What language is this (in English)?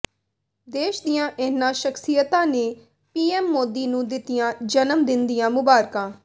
Punjabi